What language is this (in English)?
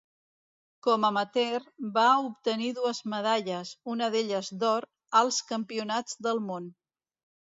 Catalan